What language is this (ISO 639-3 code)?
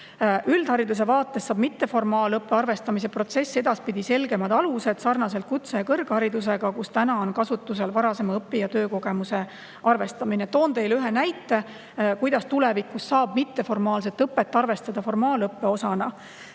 est